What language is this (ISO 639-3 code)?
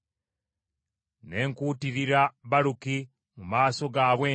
lug